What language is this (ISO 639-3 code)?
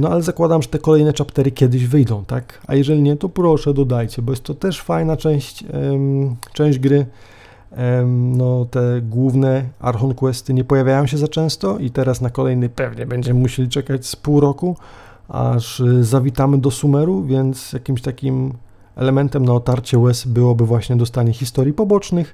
pol